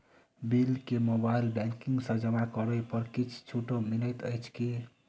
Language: Maithili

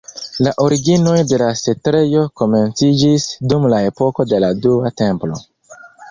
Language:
Esperanto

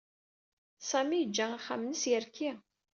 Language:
Kabyle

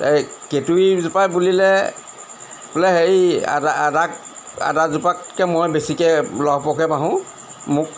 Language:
Assamese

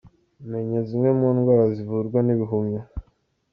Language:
Kinyarwanda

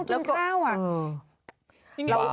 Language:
Thai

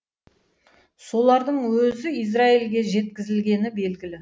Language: Kazakh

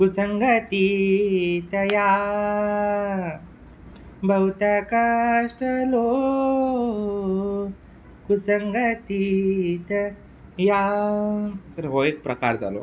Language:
Konkani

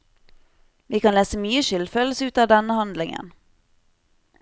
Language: Norwegian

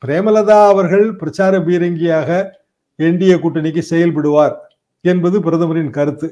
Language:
Tamil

